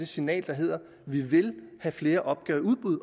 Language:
Danish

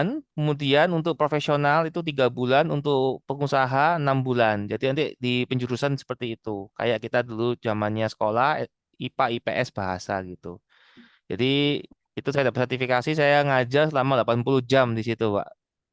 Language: Indonesian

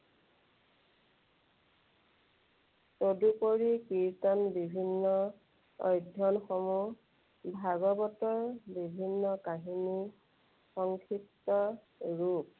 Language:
Assamese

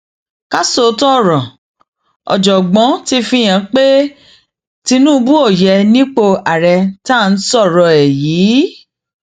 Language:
Yoruba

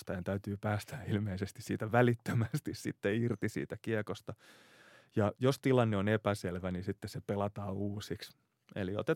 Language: Finnish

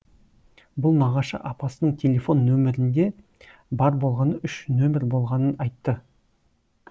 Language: Kazakh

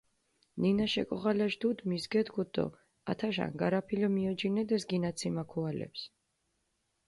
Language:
Mingrelian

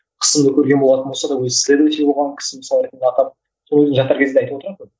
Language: Kazakh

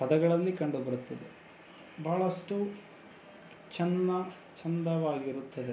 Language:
Kannada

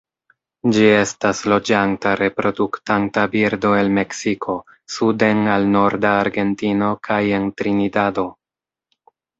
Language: Esperanto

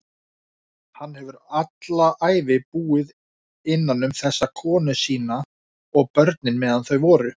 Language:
Icelandic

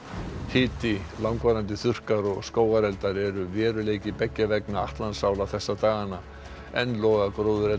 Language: Icelandic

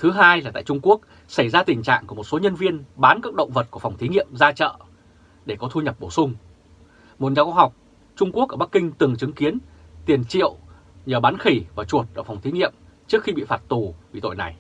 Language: Vietnamese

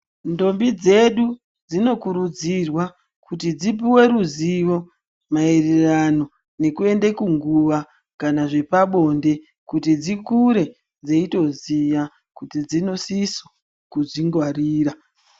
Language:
Ndau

